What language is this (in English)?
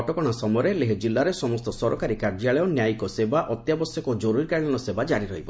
Odia